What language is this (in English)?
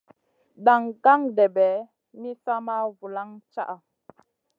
Masana